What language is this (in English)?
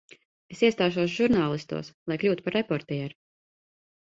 Latvian